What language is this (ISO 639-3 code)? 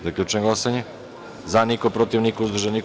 srp